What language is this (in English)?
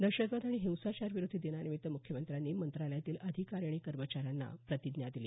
Marathi